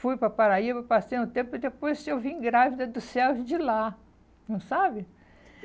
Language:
Portuguese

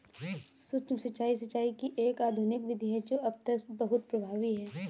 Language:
Hindi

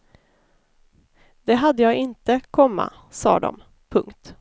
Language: Swedish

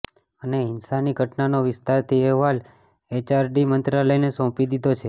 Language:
Gujarati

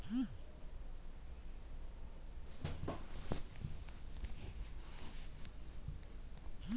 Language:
Kannada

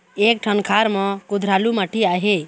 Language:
Chhattisgarhi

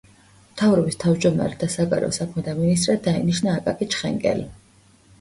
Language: Georgian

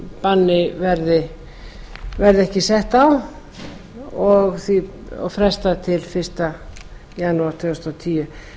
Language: Icelandic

